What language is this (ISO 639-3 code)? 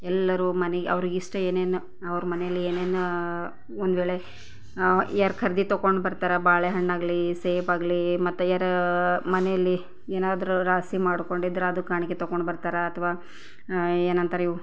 kan